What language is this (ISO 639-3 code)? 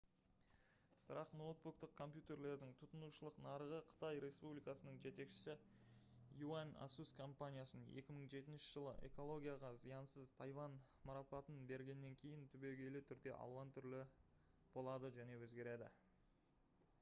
kaz